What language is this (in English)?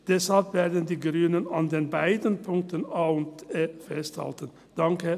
Swiss German